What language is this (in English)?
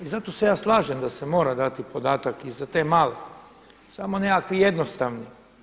Croatian